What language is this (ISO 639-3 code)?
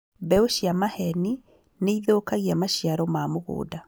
kik